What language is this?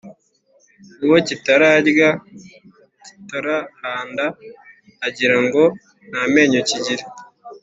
Kinyarwanda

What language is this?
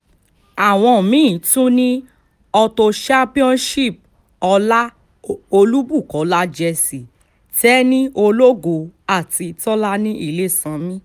Yoruba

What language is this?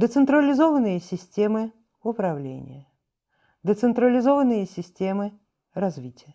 Russian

